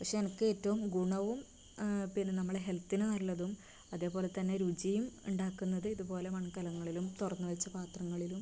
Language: Malayalam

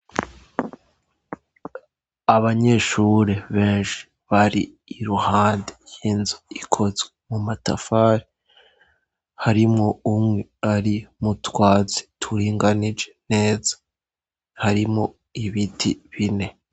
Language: Rundi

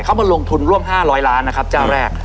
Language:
Thai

